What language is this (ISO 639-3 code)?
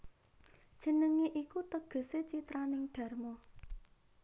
jav